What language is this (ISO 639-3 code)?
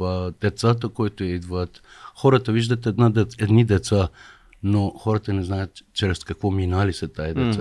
bul